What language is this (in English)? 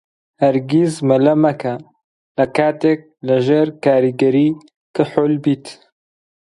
Central Kurdish